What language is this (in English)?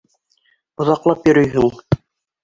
Bashkir